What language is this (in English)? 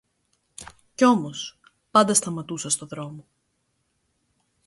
Greek